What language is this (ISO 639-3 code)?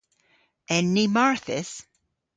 cor